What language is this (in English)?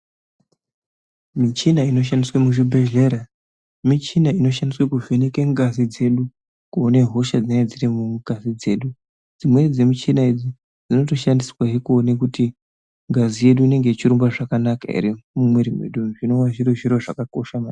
Ndau